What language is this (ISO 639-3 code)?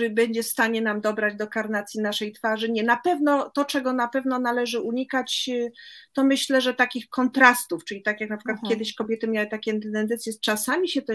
pol